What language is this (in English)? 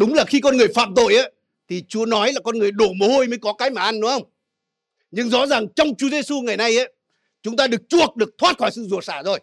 Vietnamese